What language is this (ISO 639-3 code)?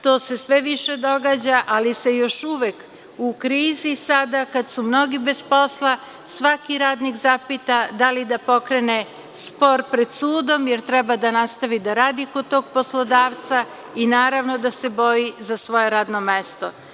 srp